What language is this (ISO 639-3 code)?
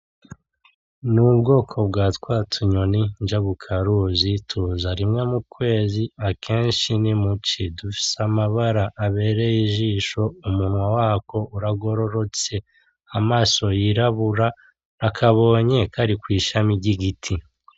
run